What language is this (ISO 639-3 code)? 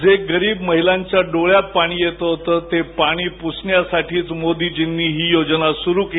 mar